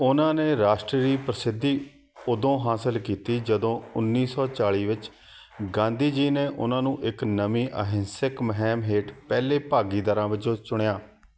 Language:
Punjabi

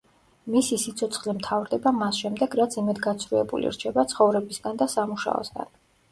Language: Georgian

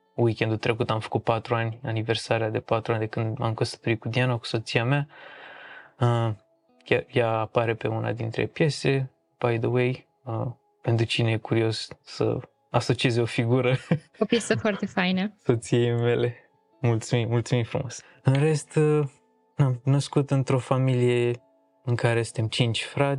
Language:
Romanian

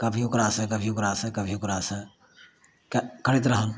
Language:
Maithili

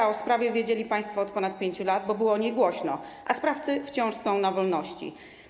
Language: Polish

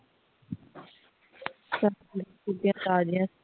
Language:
Punjabi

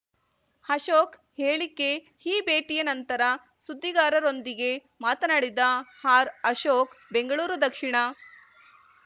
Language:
Kannada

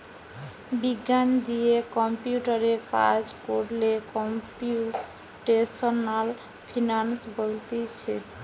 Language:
Bangla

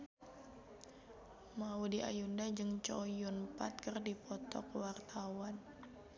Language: Sundanese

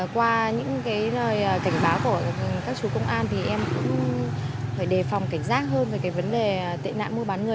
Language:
Vietnamese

